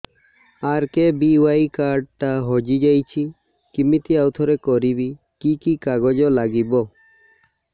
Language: Odia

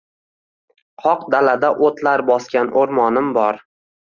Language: Uzbek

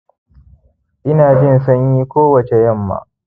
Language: Hausa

